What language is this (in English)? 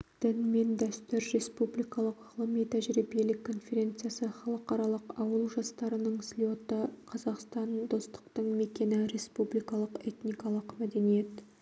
Kazakh